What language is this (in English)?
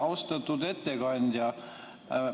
Estonian